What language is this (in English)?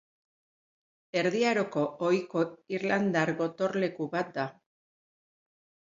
Basque